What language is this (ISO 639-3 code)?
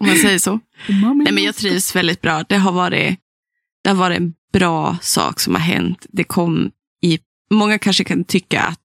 swe